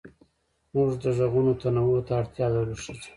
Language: Pashto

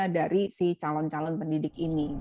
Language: Indonesian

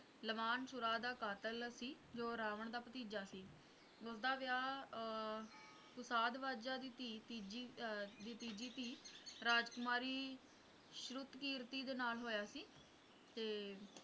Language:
Punjabi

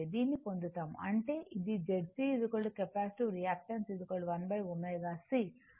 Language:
Telugu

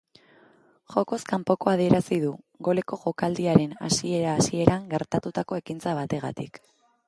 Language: Basque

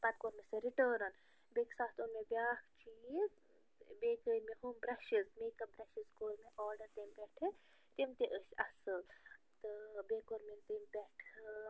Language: Kashmiri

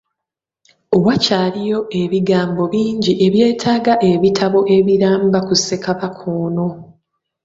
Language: Ganda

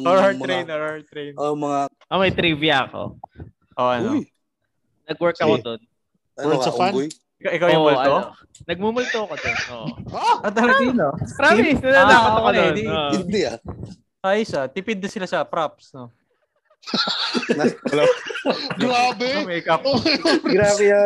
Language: Filipino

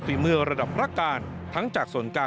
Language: Thai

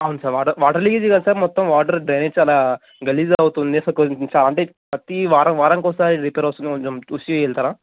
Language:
Telugu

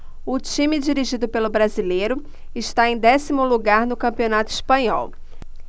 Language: Portuguese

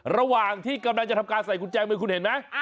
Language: Thai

